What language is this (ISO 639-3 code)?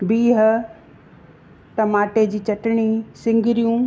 snd